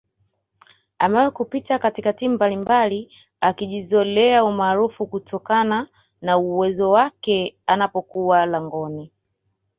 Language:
Swahili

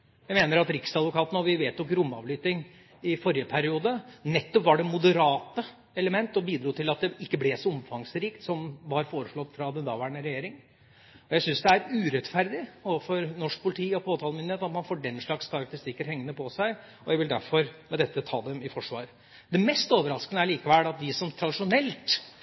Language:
Norwegian Bokmål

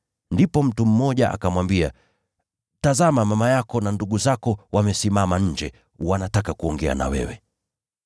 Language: Swahili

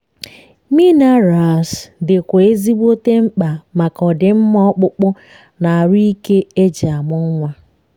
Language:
Igbo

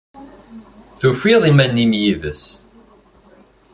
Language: Kabyle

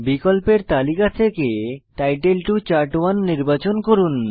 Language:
Bangla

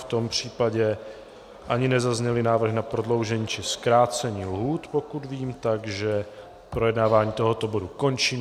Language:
Czech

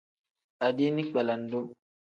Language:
Tem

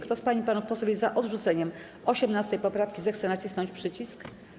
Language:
Polish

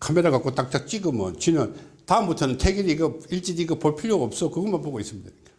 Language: Korean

